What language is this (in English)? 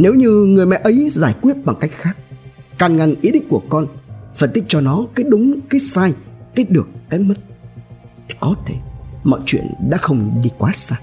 Vietnamese